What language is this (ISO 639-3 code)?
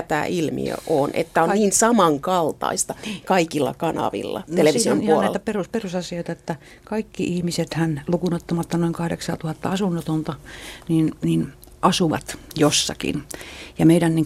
fin